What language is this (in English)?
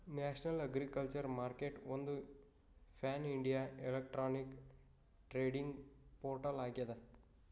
Kannada